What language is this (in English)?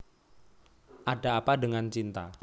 Javanese